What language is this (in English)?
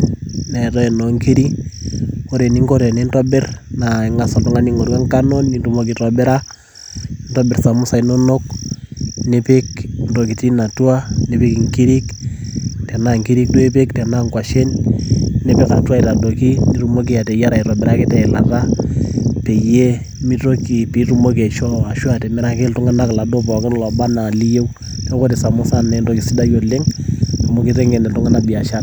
Masai